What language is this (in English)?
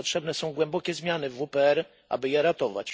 Polish